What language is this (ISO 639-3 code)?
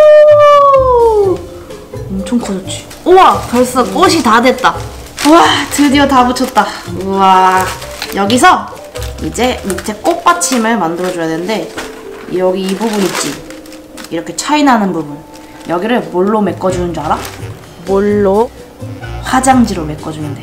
kor